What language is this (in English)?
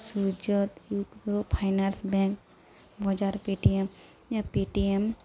Odia